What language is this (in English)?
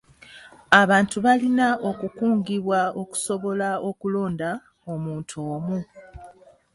Ganda